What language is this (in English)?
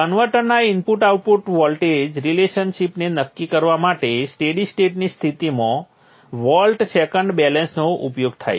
Gujarati